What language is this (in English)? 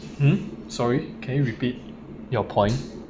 English